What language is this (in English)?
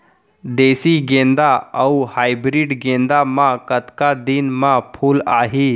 Chhattisgarhi